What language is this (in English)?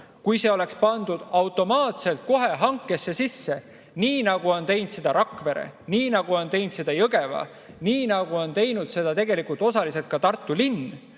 Estonian